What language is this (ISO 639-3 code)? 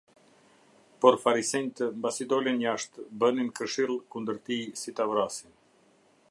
sqi